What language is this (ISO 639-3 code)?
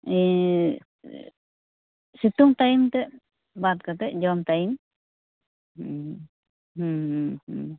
sat